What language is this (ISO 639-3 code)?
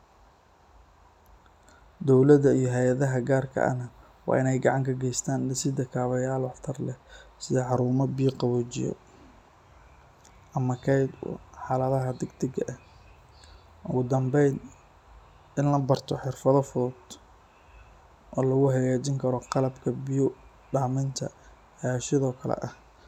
som